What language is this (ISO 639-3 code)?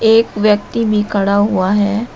hin